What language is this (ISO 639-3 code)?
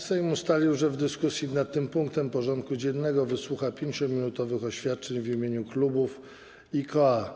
pol